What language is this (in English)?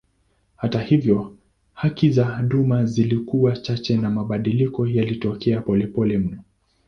Swahili